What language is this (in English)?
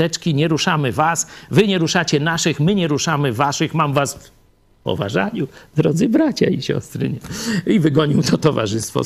Polish